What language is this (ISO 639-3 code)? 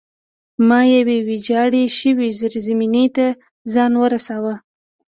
pus